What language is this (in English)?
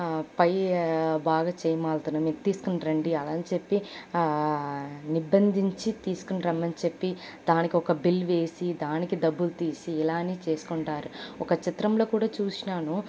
Telugu